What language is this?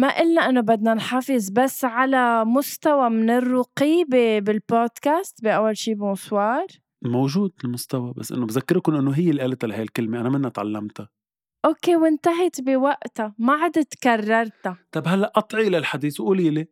Arabic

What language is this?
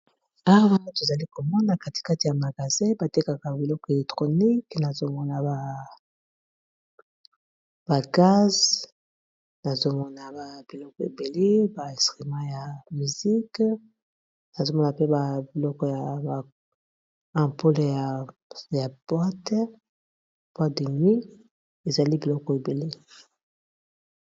Lingala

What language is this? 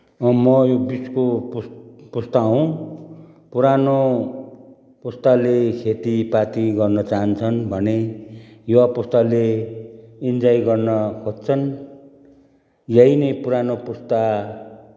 Nepali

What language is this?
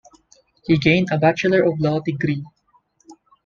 English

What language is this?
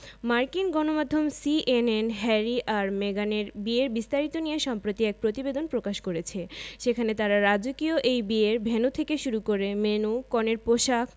Bangla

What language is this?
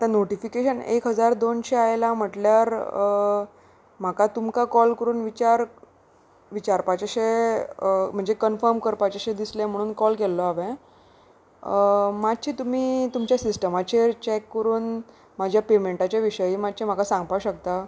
Konkani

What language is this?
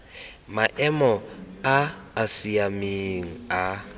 Tswana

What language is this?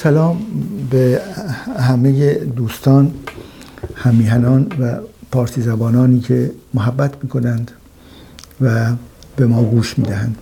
Persian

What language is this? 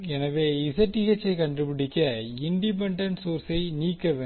Tamil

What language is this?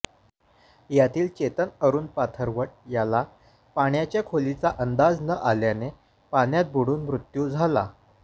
Marathi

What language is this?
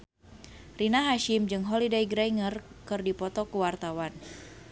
Sundanese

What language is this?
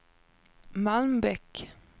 Swedish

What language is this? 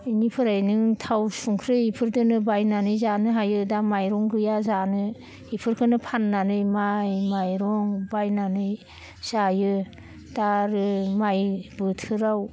Bodo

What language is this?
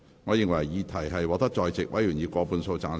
Cantonese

